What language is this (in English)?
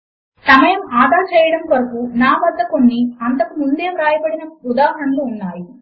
Telugu